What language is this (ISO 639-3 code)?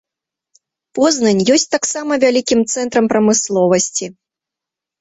bel